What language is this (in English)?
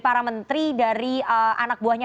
Indonesian